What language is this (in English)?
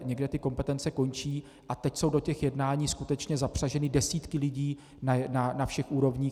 Czech